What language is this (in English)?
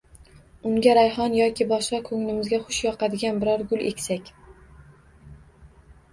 Uzbek